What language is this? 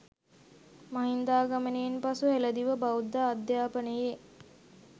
Sinhala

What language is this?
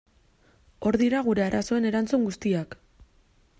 Basque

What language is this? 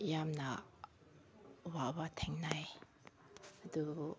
Manipuri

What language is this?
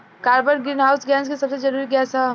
Bhojpuri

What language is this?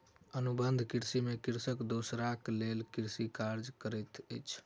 Maithili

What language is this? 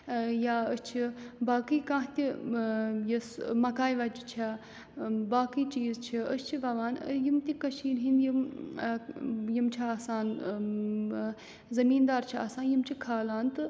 Kashmiri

